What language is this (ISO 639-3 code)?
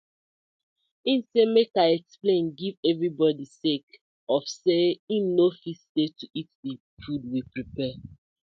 pcm